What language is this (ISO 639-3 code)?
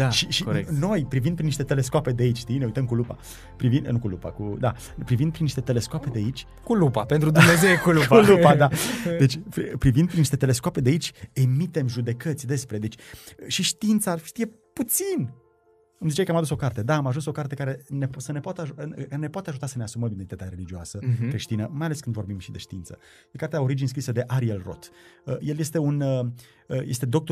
ron